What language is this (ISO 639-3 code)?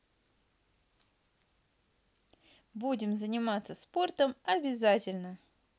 rus